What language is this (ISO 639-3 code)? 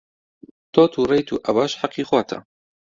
ckb